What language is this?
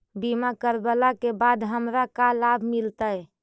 Magahi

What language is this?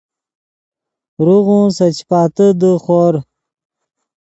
Yidgha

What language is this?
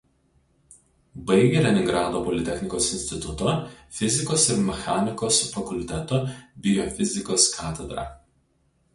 Lithuanian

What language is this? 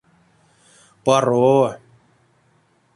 Erzya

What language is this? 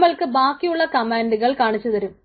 Malayalam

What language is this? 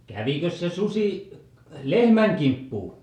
Finnish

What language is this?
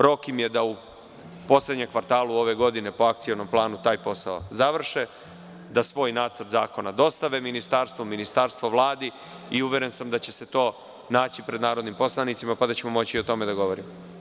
Serbian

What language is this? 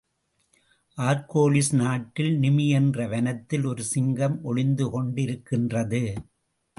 Tamil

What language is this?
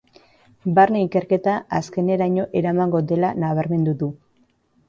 Basque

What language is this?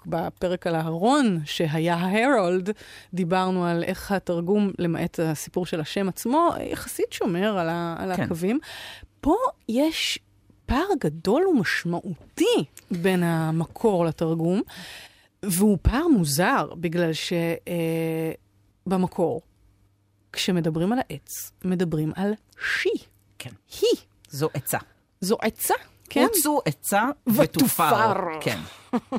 Hebrew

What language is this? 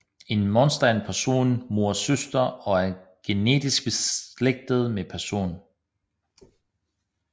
Danish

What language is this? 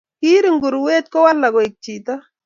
Kalenjin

